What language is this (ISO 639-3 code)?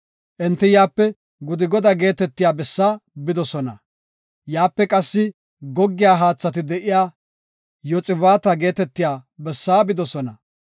gof